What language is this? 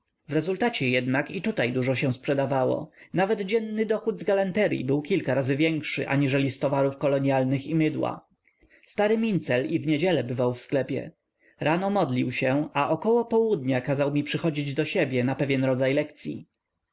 Polish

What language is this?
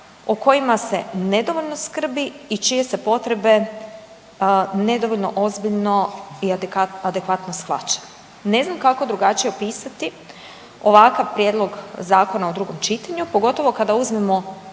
Croatian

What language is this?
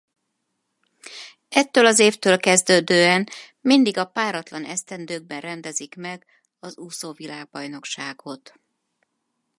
Hungarian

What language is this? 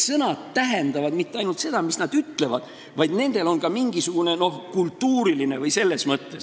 Estonian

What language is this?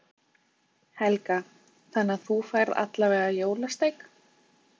Icelandic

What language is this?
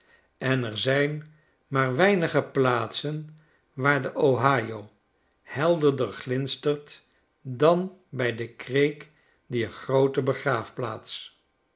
Dutch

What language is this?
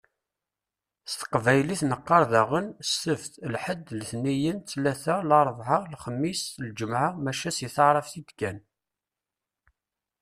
Kabyle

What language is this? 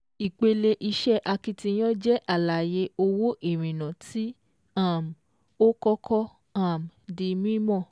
Yoruba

